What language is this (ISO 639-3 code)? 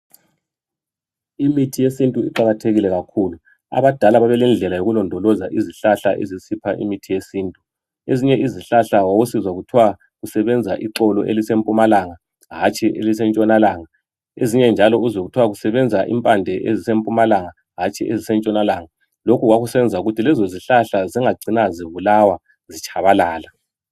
nde